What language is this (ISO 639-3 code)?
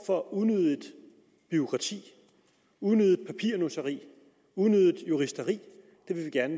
dan